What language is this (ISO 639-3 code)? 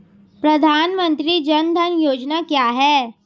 hin